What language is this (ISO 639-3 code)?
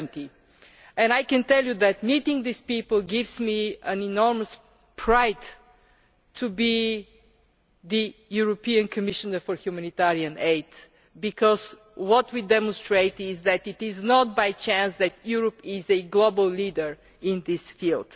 eng